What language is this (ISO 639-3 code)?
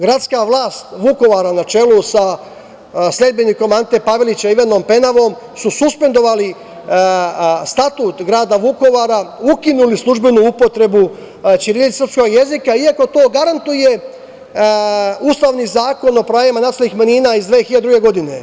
srp